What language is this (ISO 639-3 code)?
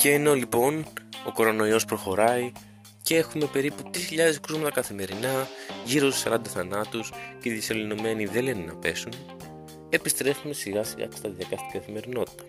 ell